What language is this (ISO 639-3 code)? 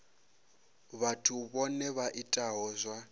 ven